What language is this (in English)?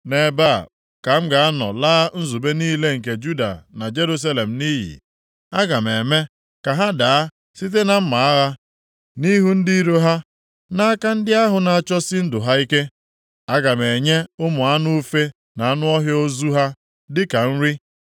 Igbo